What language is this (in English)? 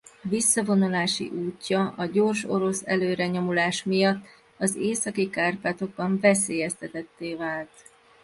Hungarian